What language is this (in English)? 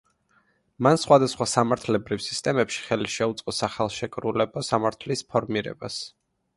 Georgian